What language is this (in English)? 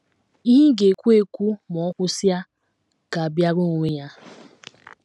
Igbo